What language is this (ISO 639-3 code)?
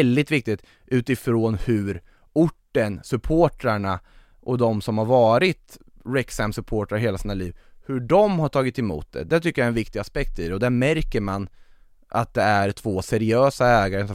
swe